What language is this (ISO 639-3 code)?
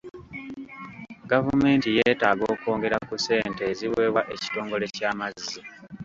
lug